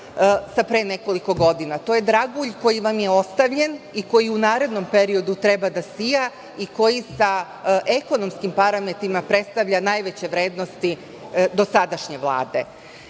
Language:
Serbian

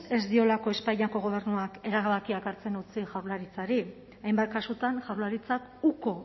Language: Basque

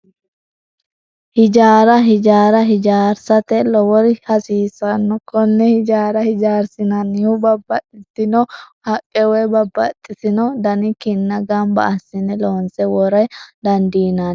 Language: Sidamo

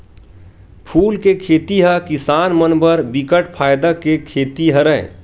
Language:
Chhattisgarhi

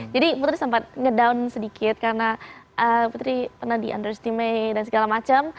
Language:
Indonesian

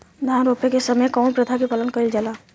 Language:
Bhojpuri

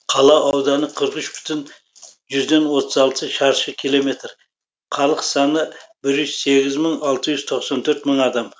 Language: Kazakh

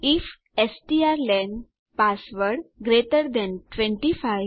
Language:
Gujarati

